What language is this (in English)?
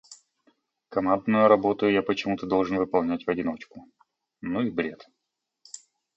Russian